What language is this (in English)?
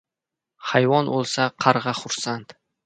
Uzbek